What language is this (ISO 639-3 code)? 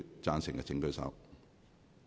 yue